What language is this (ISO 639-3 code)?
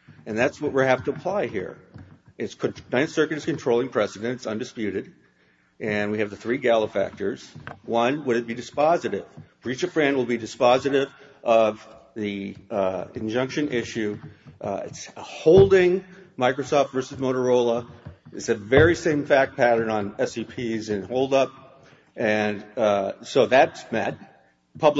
eng